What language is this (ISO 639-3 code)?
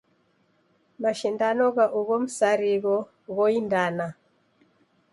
dav